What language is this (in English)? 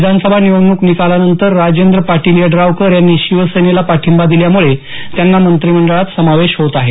Marathi